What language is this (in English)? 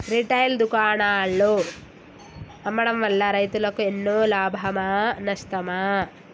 Telugu